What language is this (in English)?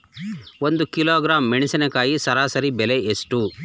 Kannada